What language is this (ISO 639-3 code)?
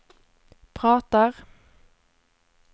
swe